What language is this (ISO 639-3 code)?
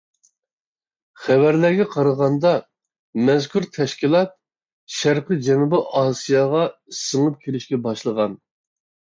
uig